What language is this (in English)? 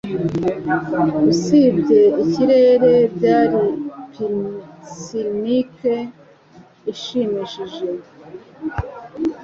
Kinyarwanda